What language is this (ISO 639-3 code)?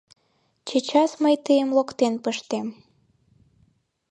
chm